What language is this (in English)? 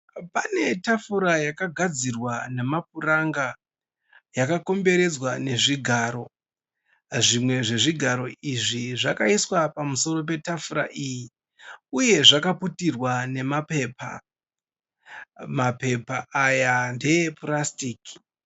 Shona